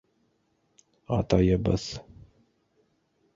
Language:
Bashkir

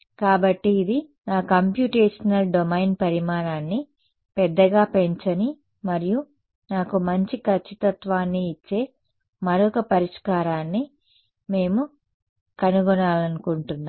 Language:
Telugu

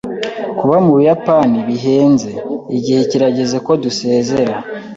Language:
Kinyarwanda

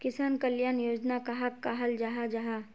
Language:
Magahi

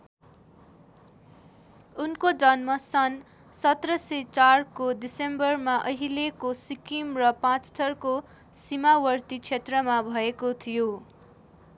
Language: Nepali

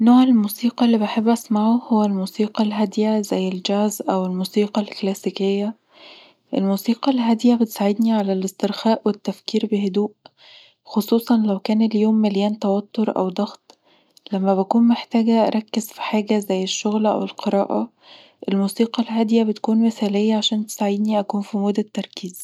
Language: Egyptian Arabic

